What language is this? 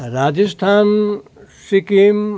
Nepali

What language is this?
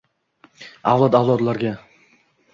Uzbek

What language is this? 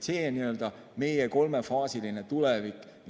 Estonian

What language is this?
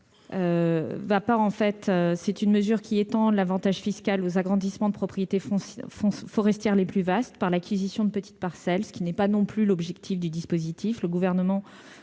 French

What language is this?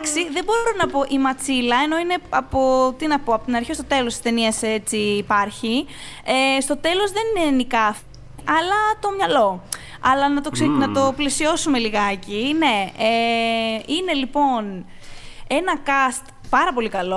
Greek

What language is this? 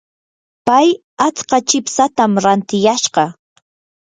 Yanahuanca Pasco Quechua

